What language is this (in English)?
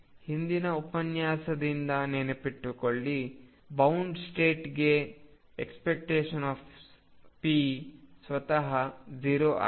Kannada